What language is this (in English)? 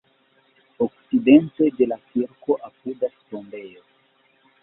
Esperanto